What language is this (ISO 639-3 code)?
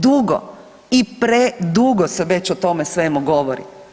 hrv